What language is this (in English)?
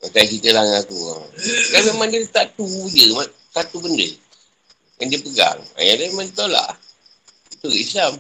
Malay